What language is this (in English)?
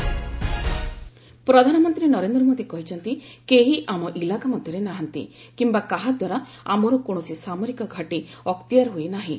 Odia